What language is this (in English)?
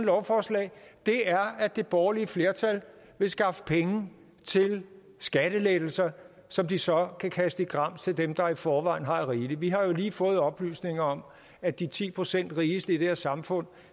Danish